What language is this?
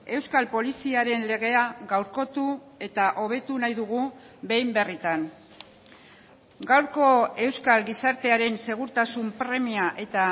Basque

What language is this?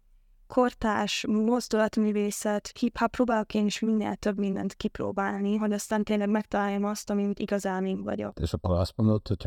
Hungarian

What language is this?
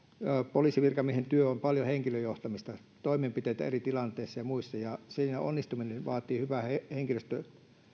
Finnish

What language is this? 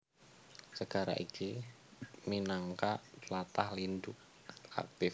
Javanese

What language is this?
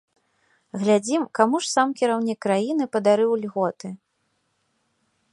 Belarusian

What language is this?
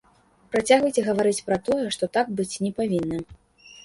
Belarusian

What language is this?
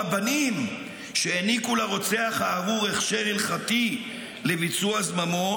Hebrew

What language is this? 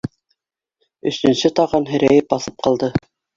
Bashkir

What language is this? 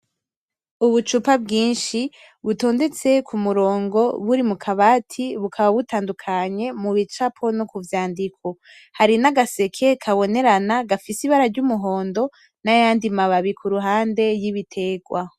Rundi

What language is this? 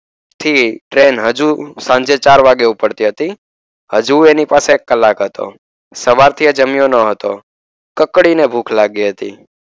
Gujarati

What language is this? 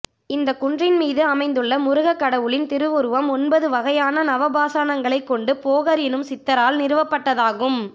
Tamil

